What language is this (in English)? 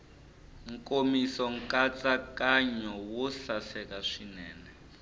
Tsonga